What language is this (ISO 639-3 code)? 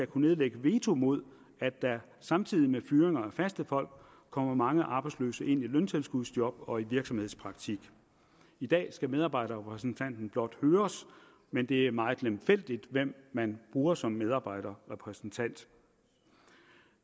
dan